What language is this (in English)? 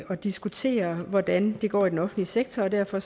Danish